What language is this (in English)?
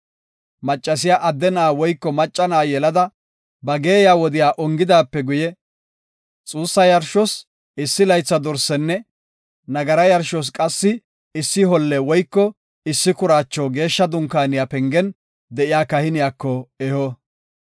Gofa